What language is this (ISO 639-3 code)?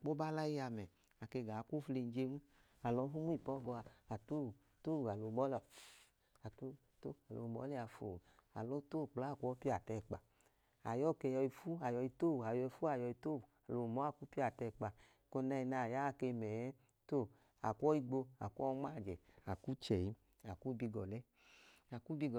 idu